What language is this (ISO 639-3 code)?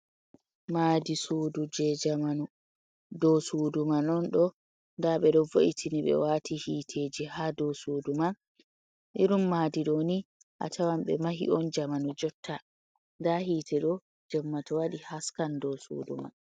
ful